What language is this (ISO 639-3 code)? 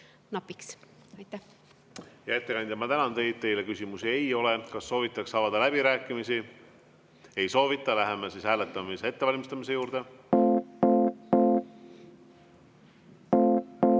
est